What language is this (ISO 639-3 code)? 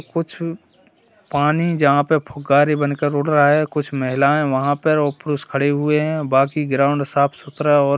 hin